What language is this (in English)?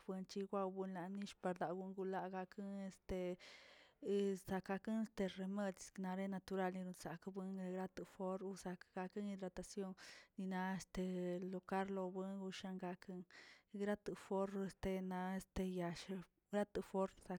Tilquiapan Zapotec